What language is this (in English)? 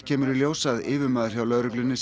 Icelandic